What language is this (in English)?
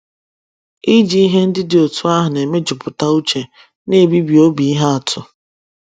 Igbo